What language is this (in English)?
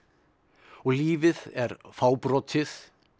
Icelandic